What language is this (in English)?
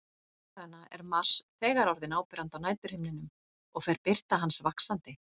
Icelandic